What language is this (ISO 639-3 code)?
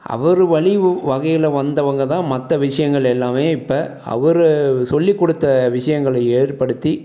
tam